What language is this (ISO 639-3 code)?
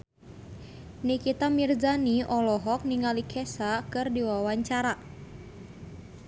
sun